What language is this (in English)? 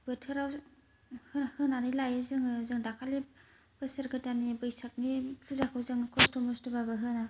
Bodo